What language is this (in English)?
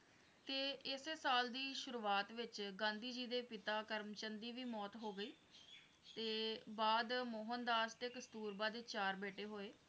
Punjabi